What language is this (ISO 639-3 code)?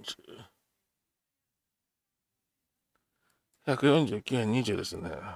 jpn